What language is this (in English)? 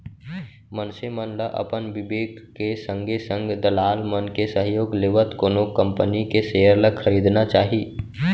Chhattisgarhi